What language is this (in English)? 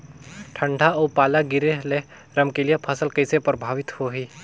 Chhattisgarhi